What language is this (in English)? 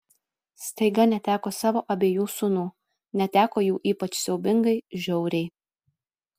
Lithuanian